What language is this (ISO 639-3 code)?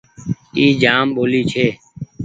gig